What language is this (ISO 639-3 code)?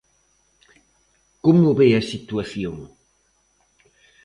glg